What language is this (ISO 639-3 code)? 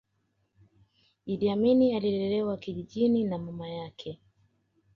swa